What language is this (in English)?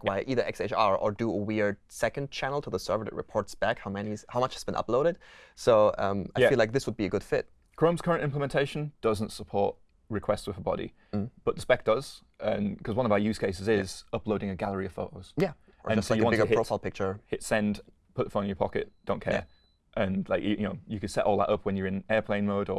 English